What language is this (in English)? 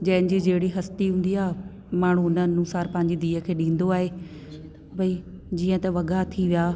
Sindhi